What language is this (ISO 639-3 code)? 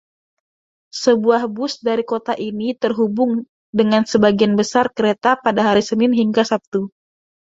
ind